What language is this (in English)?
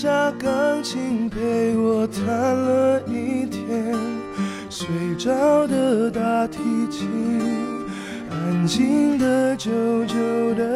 Chinese